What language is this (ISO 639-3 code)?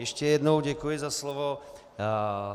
ces